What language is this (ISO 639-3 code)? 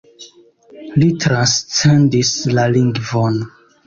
epo